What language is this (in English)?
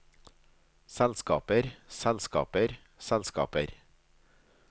Norwegian